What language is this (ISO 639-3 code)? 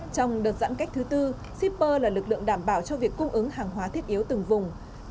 vie